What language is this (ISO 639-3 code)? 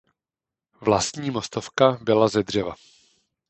ces